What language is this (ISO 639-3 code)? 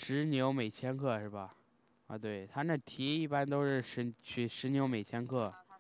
zho